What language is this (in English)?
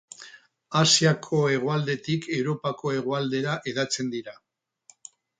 Basque